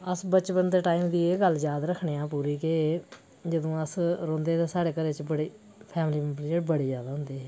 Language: Dogri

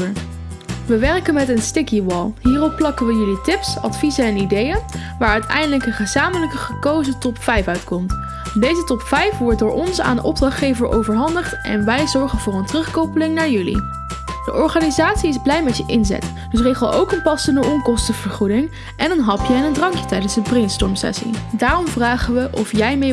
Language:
Dutch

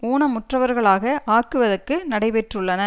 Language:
Tamil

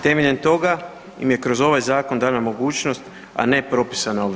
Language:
Croatian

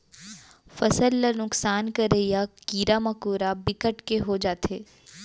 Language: Chhattisgarhi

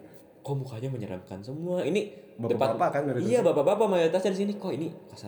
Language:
Indonesian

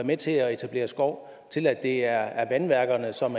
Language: Danish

